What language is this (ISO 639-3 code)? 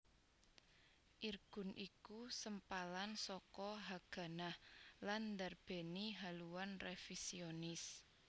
jav